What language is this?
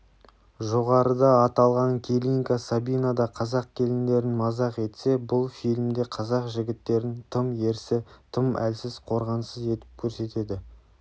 Kazakh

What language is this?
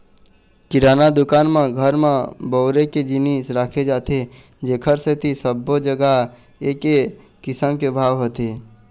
Chhattisgarhi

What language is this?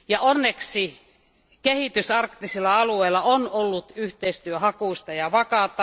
Finnish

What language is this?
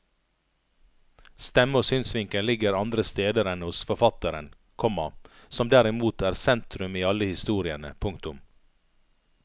Norwegian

